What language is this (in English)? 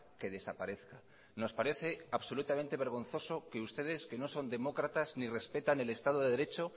Spanish